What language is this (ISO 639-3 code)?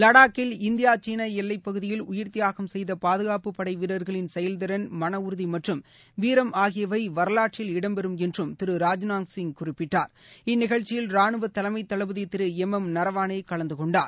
tam